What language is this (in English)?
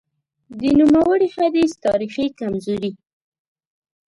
Pashto